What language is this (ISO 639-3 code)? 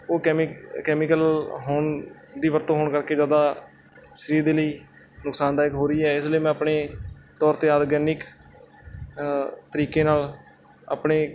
pan